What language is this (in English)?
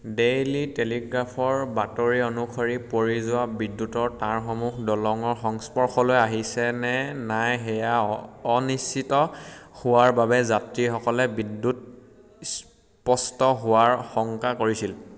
Assamese